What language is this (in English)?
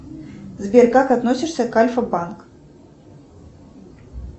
Russian